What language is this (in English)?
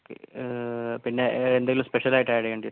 Malayalam